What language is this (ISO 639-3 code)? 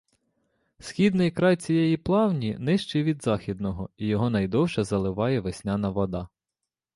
ukr